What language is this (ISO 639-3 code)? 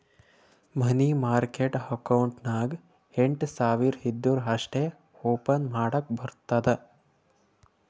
kan